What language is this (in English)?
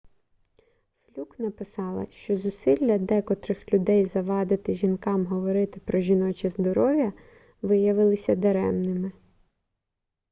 Ukrainian